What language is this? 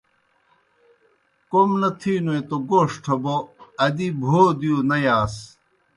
Kohistani Shina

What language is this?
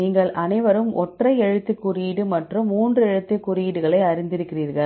Tamil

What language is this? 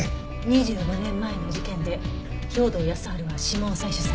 Japanese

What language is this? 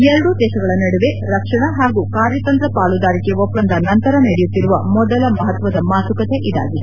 Kannada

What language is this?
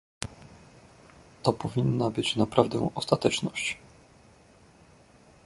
Polish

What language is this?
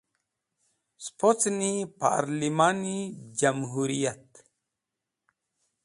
Wakhi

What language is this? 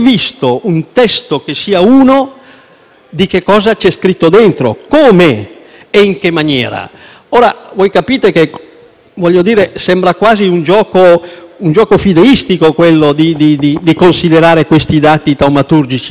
Italian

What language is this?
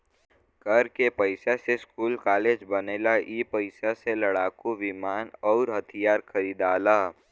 Bhojpuri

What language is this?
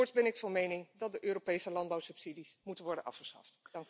Dutch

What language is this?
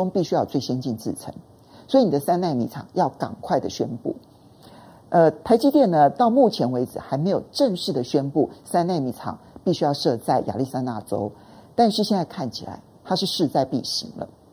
Chinese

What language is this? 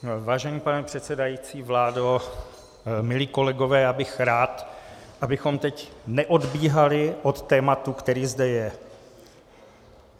Czech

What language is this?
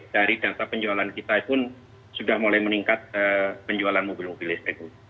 Indonesian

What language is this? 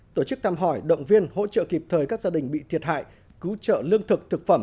Vietnamese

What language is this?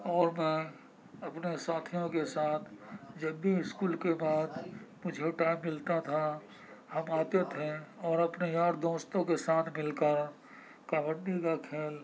Urdu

